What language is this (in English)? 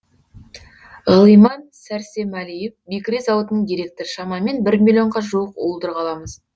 Kazakh